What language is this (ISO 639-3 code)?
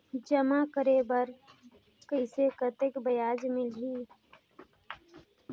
hne